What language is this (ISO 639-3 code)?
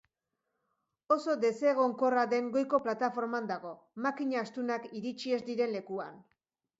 eus